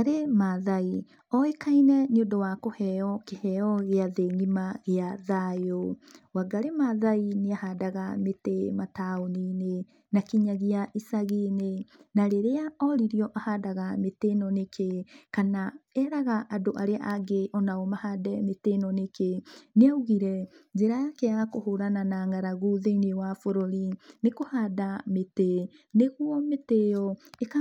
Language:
Kikuyu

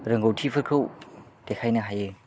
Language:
Bodo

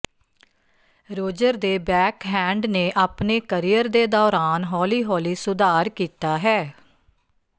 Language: Punjabi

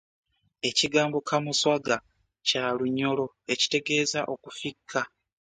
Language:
Ganda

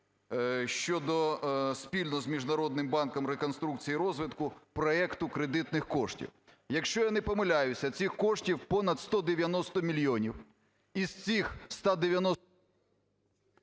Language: Ukrainian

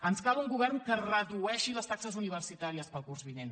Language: Catalan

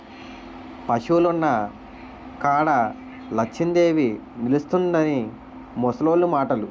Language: Telugu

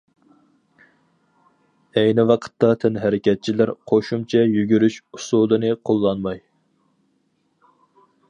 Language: Uyghur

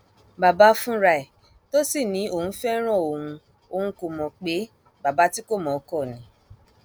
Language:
Yoruba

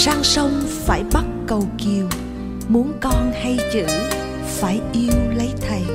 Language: Vietnamese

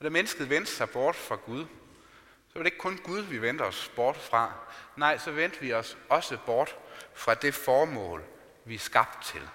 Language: Danish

